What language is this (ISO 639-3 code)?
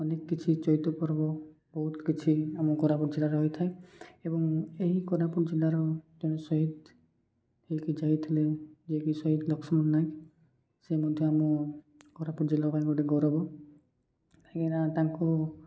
ori